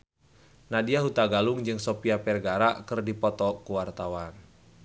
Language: Sundanese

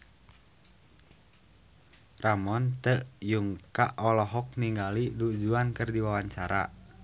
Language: Sundanese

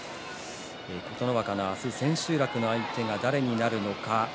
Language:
Japanese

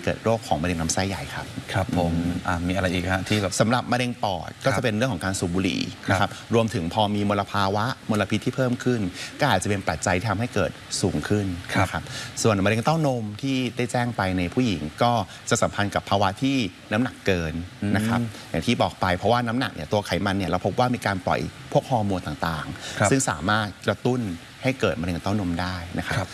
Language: Thai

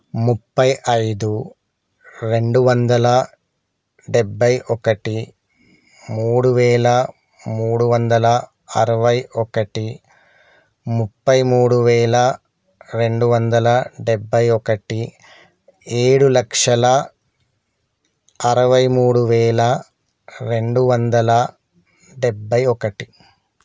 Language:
Telugu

